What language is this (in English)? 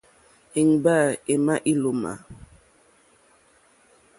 Mokpwe